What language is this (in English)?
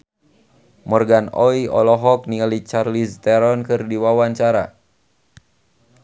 Sundanese